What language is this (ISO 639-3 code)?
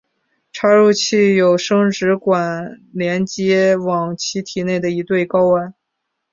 zho